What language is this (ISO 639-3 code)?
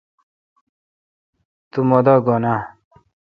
xka